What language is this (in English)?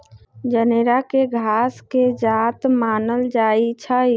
Magahi